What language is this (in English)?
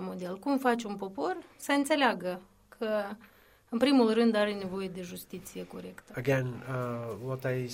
Romanian